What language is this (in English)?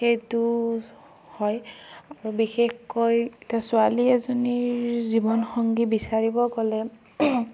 Assamese